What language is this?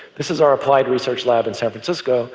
English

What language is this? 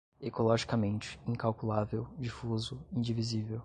Portuguese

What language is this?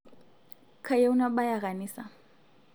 Masai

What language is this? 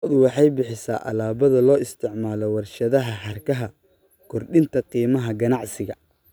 Somali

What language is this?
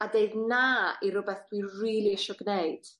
Welsh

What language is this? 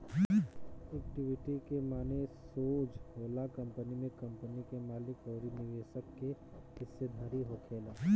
Bhojpuri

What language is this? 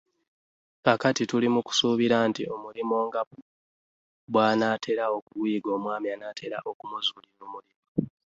Ganda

